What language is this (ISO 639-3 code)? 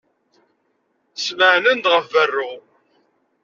kab